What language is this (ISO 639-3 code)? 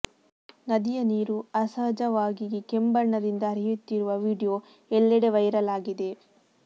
kan